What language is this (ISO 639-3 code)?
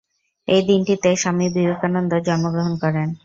ben